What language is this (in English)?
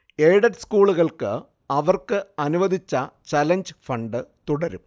Malayalam